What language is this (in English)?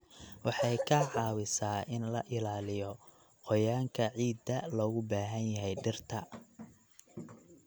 Somali